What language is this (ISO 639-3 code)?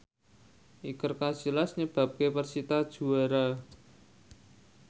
jav